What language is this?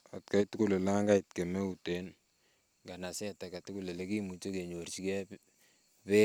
Kalenjin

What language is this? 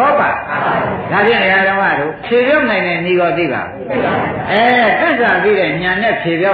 Thai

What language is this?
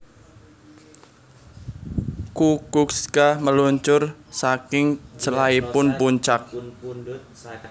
Javanese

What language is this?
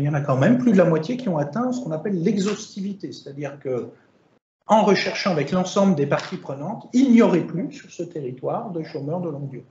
French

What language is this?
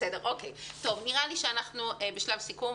Hebrew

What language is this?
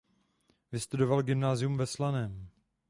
Czech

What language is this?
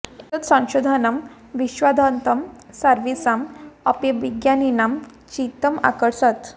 Sanskrit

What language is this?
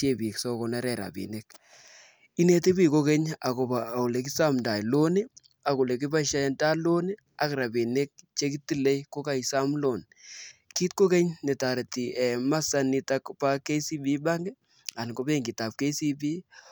Kalenjin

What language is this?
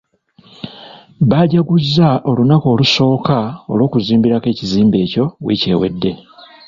Ganda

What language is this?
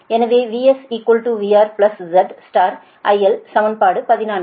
Tamil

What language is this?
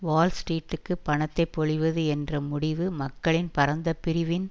Tamil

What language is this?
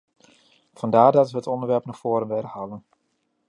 Dutch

